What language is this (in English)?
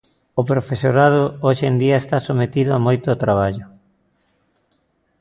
Galician